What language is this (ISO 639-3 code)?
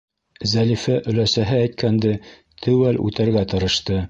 bak